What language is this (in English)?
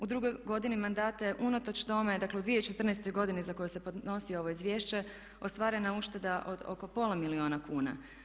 Croatian